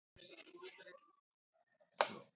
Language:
Icelandic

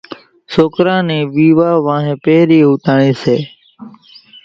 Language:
Kachi Koli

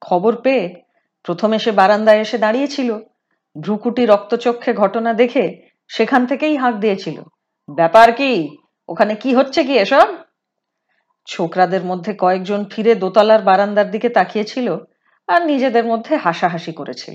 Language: Hindi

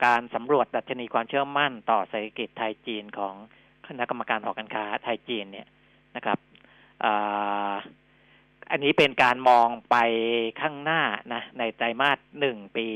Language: Thai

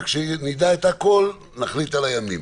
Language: Hebrew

